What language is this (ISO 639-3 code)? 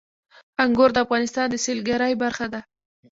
pus